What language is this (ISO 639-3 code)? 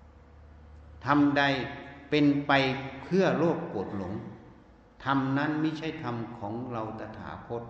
tha